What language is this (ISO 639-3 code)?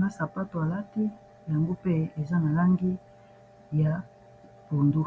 lin